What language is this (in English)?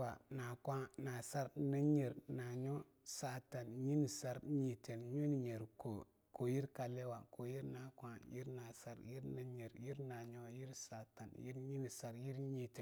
Longuda